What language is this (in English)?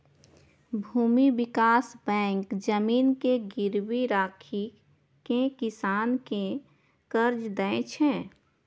Maithili